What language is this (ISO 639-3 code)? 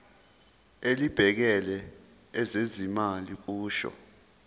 zul